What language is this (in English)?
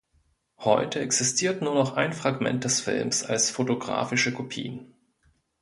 German